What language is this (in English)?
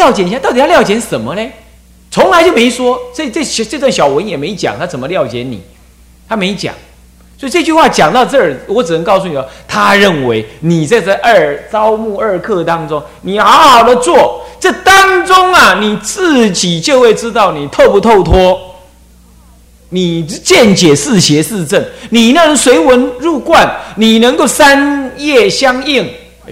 Chinese